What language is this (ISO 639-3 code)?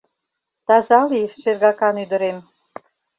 chm